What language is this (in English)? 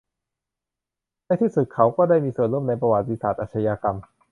Thai